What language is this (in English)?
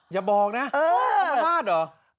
Thai